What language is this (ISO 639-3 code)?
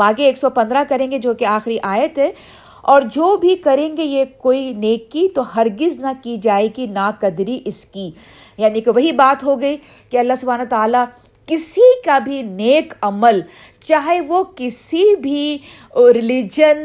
urd